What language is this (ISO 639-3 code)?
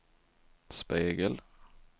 swe